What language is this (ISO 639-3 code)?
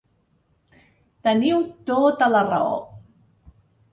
cat